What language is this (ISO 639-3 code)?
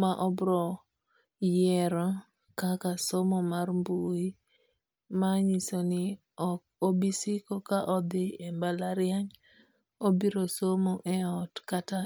luo